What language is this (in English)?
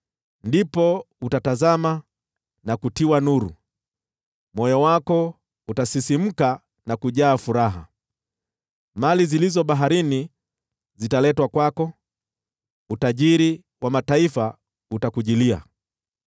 Swahili